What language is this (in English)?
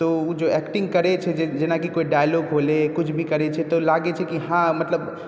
Maithili